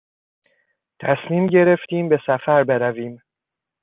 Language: Persian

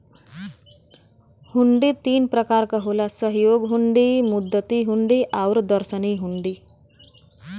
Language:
Bhojpuri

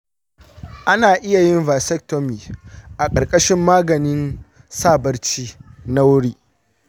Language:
Hausa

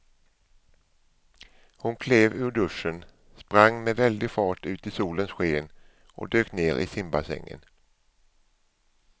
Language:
Swedish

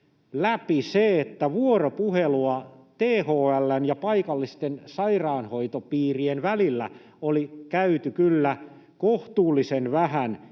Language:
Finnish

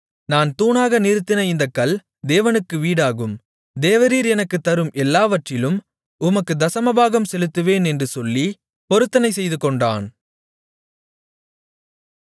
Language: Tamil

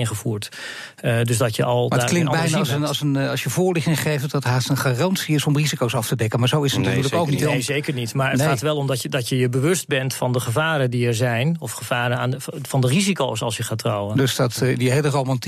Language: Dutch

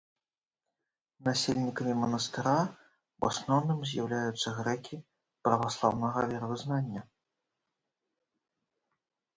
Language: Belarusian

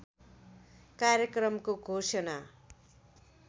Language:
Nepali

